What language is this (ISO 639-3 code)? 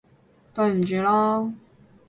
yue